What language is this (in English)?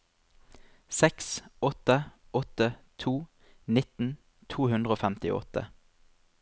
Norwegian